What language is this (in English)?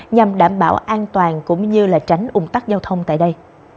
Vietnamese